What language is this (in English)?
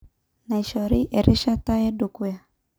Masai